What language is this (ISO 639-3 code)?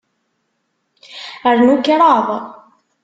kab